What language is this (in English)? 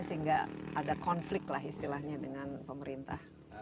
Indonesian